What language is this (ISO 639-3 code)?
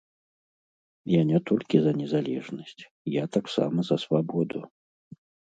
bel